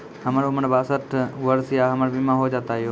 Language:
Maithili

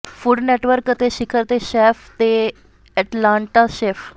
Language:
Punjabi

